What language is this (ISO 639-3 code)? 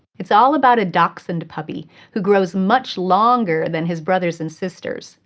eng